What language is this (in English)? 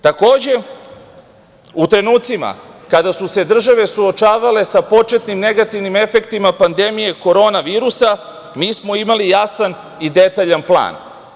Serbian